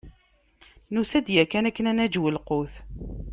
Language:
Kabyle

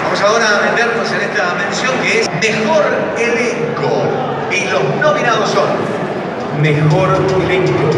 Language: Spanish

